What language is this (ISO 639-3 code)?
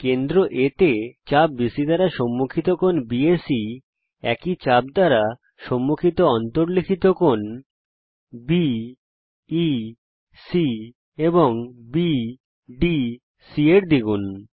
ben